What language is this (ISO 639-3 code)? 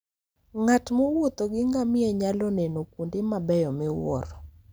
luo